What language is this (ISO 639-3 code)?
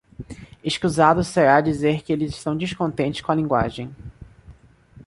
por